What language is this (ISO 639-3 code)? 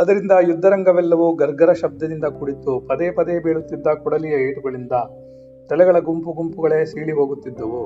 kan